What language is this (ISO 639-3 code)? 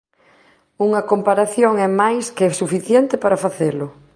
glg